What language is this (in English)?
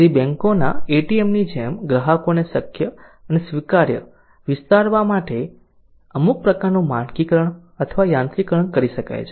Gujarati